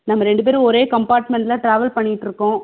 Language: Tamil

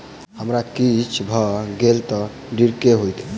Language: Maithili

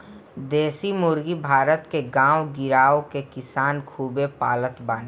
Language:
Bhojpuri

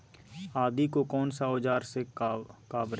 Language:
Magahi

